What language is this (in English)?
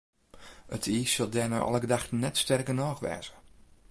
Western Frisian